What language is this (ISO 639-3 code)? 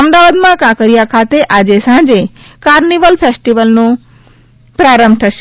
guj